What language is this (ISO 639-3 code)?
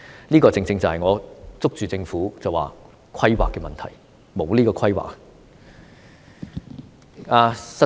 yue